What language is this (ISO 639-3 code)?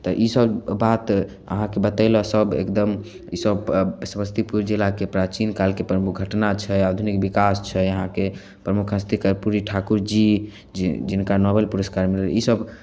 mai